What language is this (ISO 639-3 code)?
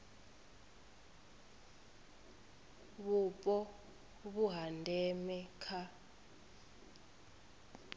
ven